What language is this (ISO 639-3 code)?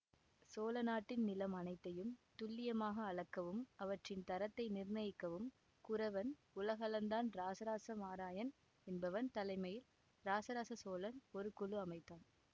tam